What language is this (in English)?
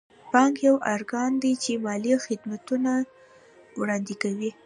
Pashto